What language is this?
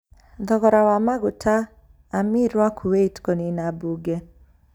Kikuyu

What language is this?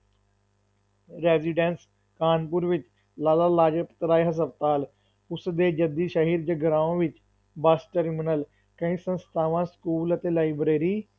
Punjabi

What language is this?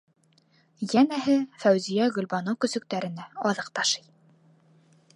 Bashkir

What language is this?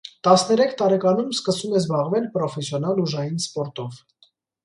Armenian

